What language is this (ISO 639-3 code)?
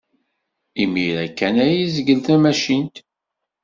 kab